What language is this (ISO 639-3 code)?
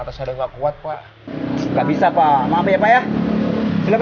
ind